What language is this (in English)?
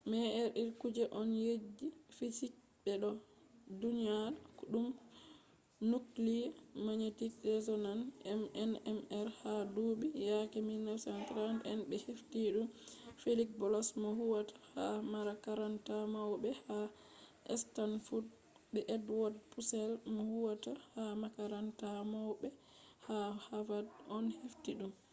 Fula